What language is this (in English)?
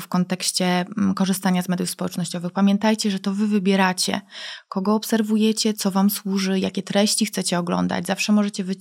Polish